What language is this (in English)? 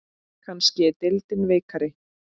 Icelandic